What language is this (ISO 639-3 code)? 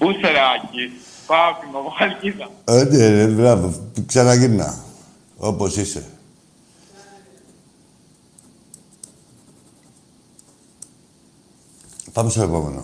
ell